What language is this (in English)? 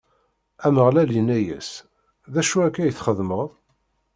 Kabyle